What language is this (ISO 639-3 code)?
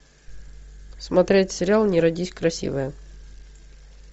rus